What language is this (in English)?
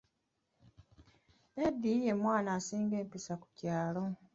Ganda